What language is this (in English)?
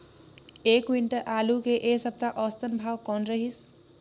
Chhattisgarhi